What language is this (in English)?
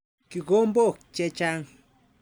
Kalenjin